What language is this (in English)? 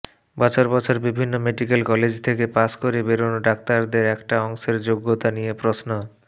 Bangla